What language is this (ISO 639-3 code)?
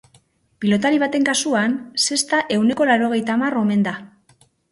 eus